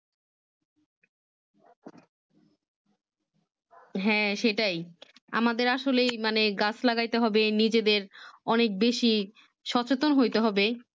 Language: Bangla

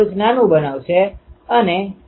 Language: Gujarati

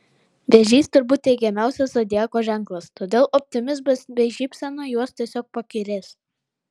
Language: Lithuanian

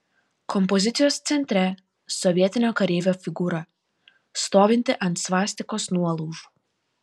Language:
Lithuanian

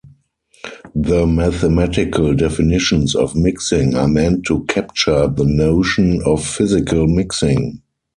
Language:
English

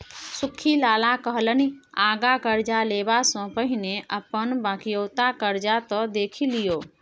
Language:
Maithili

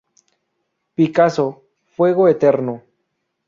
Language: Spanish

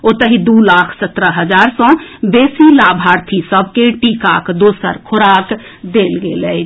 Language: Maithili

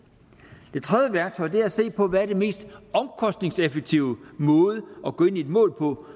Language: Danish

